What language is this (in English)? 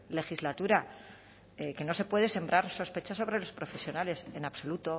Spanish